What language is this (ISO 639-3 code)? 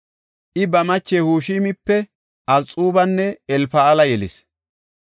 gof